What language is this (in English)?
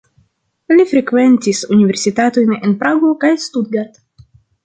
Esperanto